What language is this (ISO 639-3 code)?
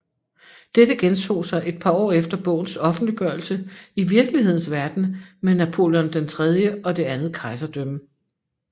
dan